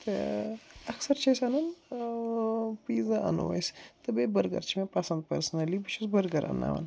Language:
Kashmiri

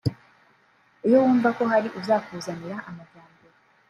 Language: Kinyarwanda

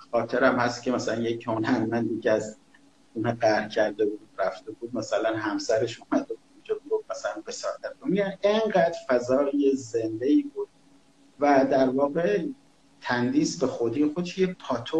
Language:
Persian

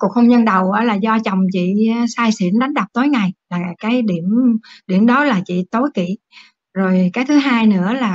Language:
Vietnamese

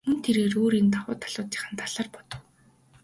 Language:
Mongolian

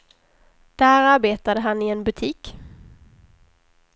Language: Swedish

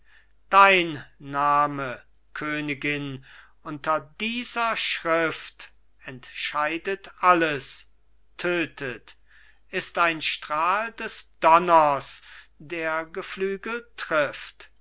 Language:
German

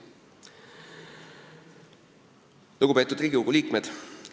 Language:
Estonian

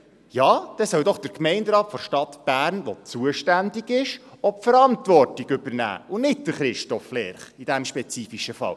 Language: Swiss German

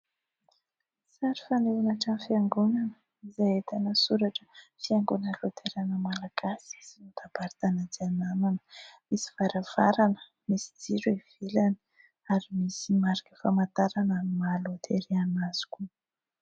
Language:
Malagasy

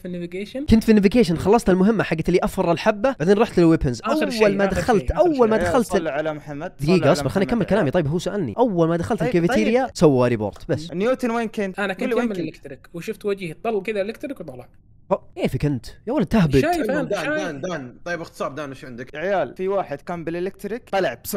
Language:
Arabic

